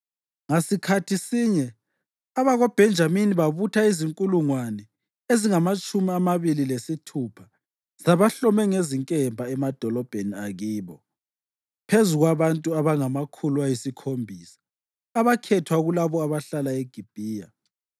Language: North Ndebele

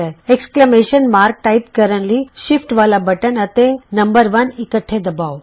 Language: Punjabi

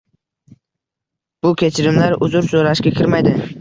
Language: Uzbek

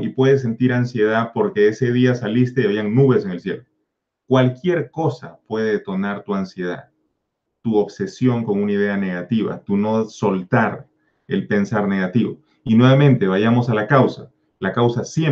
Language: Spanish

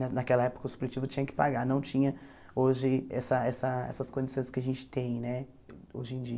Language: Portuguese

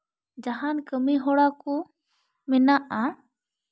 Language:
Santali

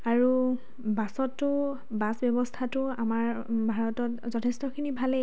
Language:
Assamese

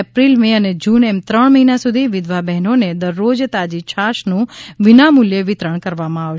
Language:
Gujarati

